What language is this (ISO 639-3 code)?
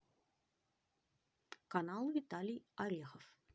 rus